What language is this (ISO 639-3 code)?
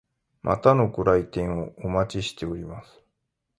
jpn